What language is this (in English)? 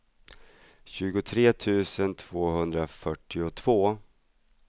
Swedish